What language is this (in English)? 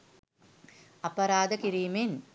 Sinhala